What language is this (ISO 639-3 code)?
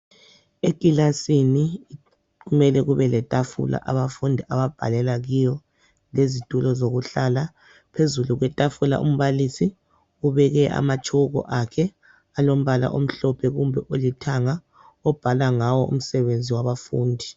nde